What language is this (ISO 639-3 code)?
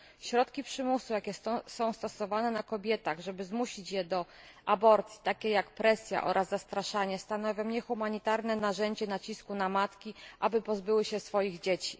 pol